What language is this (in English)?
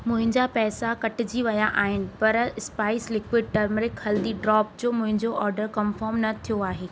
Sindhi